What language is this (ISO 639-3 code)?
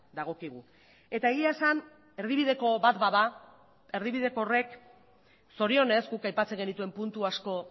eus